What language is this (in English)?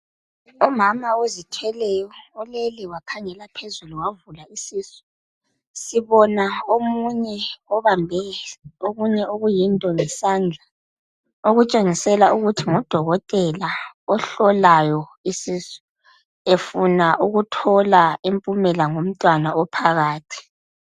North Ndebele